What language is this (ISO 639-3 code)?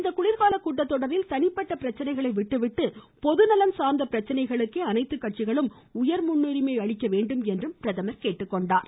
tam